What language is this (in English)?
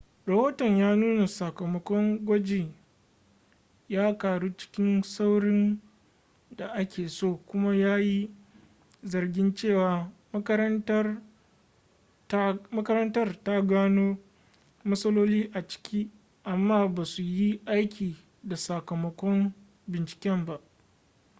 Hausa